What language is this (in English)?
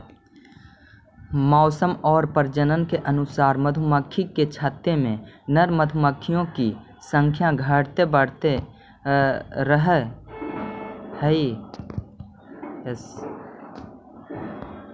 Magahi